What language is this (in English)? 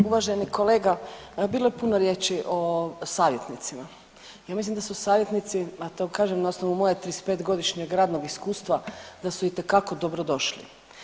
Croatian